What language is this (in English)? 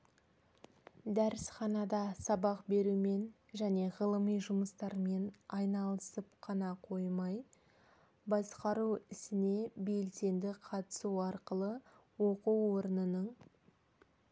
Kazakh